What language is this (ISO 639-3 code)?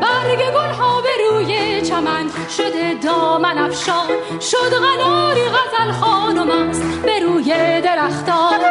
fas